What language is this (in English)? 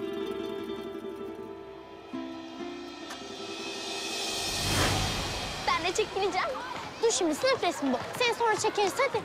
Turkish